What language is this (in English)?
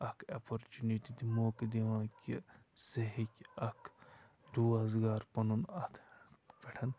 Kashmiri